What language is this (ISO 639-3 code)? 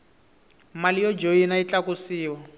tso